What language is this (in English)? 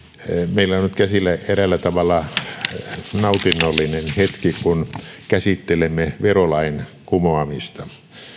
Finnish